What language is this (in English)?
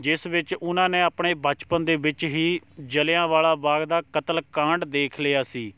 Punjabi